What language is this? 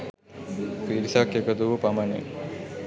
Sinhala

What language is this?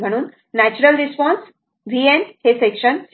Marathi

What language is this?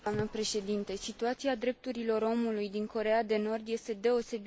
Romanian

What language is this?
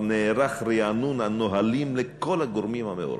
Hebrew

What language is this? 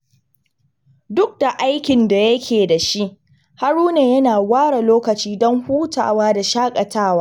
Hausa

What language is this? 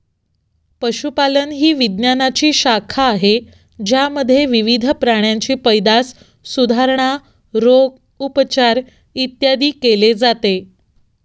Marathi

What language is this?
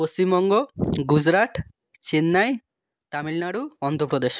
Bangla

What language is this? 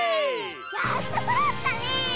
Japanese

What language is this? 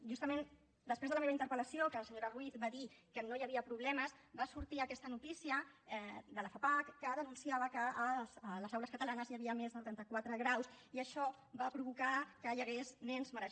Catalan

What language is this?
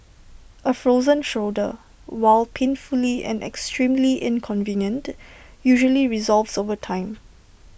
English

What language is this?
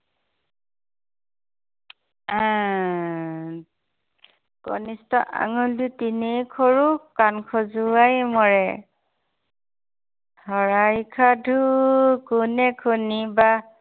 Assamese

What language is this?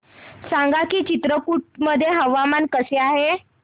Marathi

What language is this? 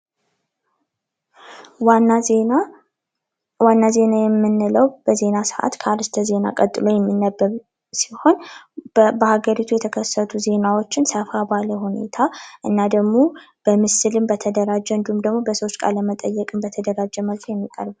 Amharic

